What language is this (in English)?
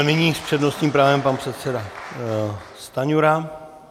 Czech